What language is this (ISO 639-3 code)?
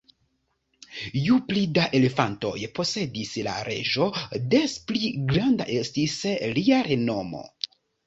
epo